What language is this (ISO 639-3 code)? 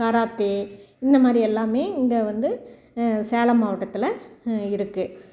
tam